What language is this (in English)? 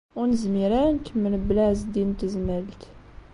Kabyle